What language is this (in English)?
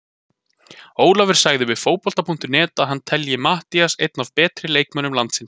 Icelandic